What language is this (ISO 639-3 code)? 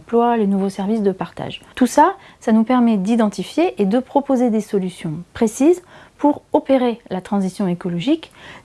fra